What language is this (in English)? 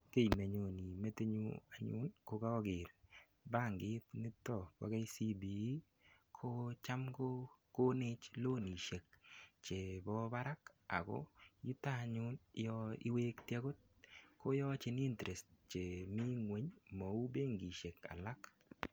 Kalenjin